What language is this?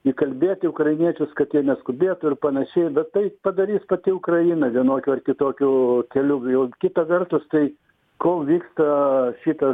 Lithuanian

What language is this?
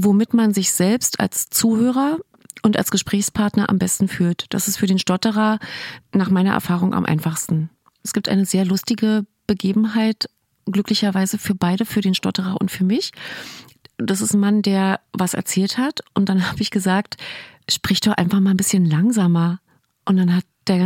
German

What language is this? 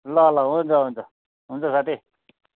Nepali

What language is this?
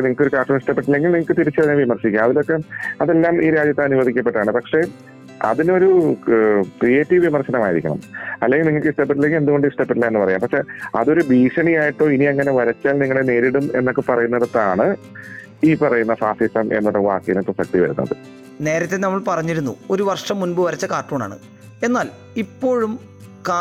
Malayalam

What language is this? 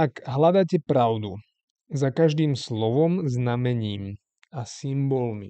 Slovak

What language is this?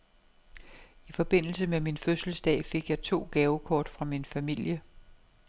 Danish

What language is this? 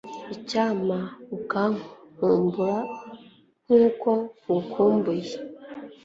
Kinyarwanda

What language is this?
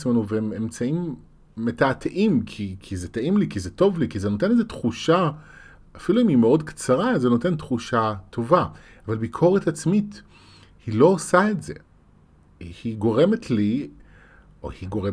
Hebrew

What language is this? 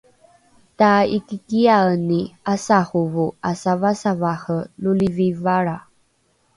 Rukai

